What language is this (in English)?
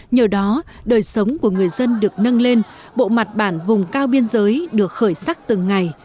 Vietnamese